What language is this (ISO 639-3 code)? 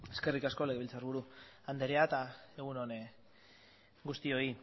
eus